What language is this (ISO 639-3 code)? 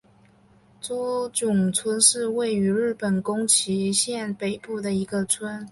zho